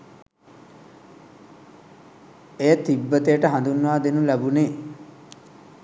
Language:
Sinhala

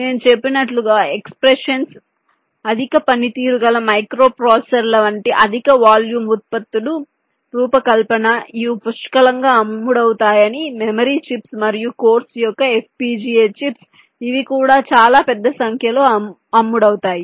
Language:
Telugu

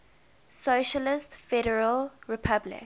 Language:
English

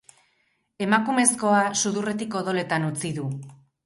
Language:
Basque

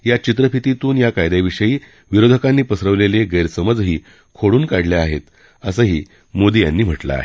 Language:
Marathi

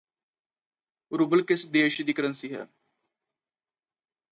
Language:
Punjabi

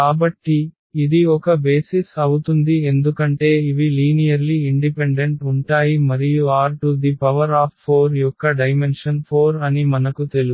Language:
Telugu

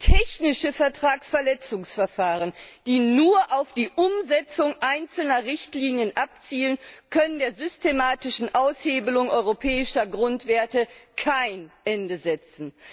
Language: German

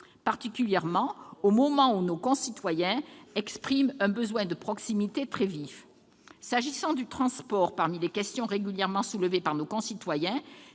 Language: French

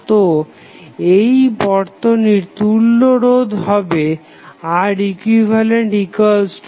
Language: Bangla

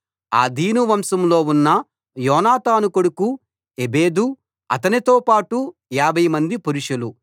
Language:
Telugu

